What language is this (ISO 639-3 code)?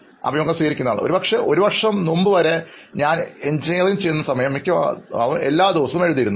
mal